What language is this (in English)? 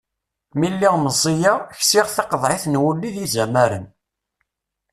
Kabyle